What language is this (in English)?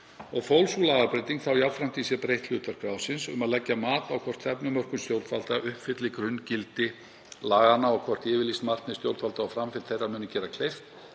Icelandic